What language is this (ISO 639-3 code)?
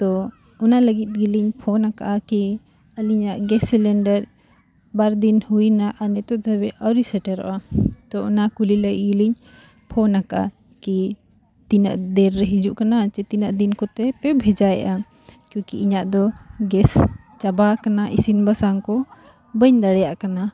sat